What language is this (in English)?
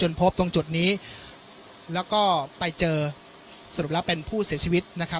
Thai